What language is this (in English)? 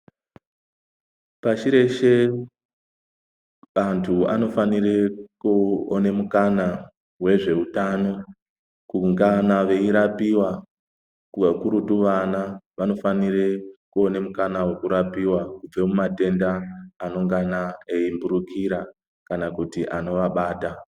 Ndau